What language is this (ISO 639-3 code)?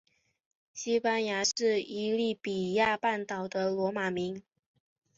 zho